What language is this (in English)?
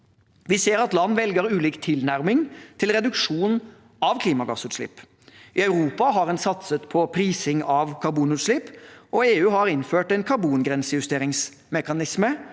Norwegian